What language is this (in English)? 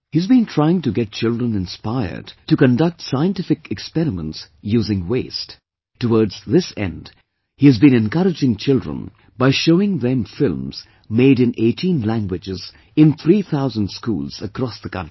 English